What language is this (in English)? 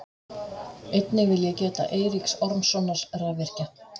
Icelandic